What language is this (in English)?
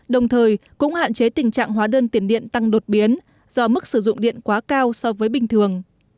Vietnamese